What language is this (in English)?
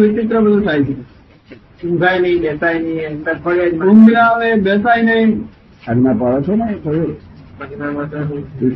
Gujarati